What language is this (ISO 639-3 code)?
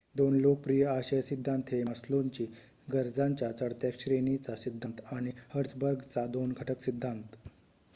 mar